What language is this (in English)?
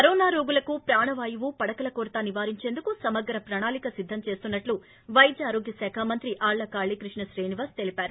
Telugu